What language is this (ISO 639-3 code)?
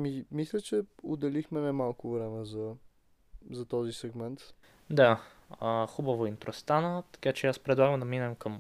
bul